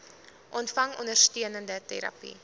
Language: Afrikaans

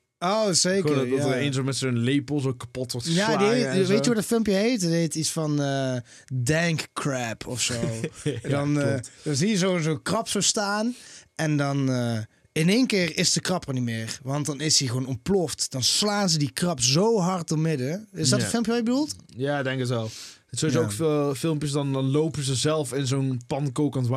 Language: Dutch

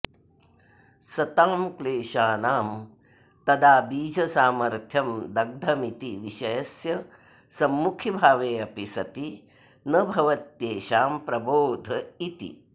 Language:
Sanskrit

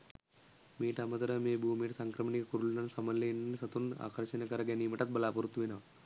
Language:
Sinhala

